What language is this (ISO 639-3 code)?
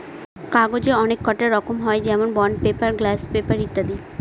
ben